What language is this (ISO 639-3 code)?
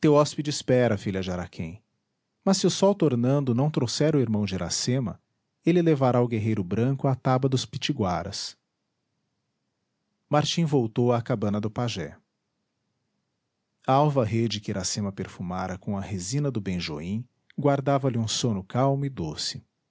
por